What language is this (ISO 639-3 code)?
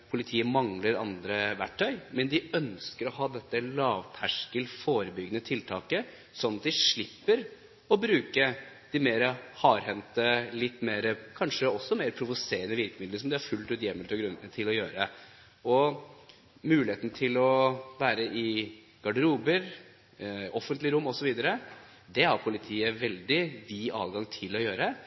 nob